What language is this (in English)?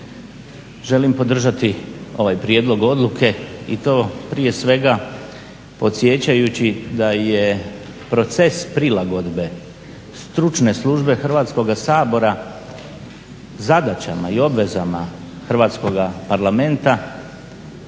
Croatian